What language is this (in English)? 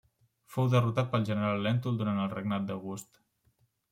Catalan